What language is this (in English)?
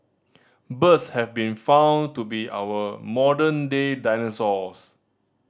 English